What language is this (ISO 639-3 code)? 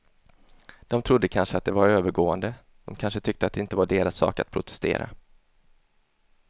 swe